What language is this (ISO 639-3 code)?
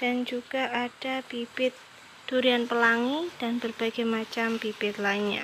ind